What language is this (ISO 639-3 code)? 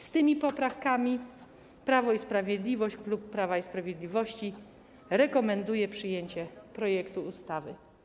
pol